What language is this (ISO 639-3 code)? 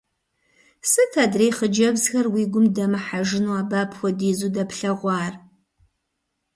kbd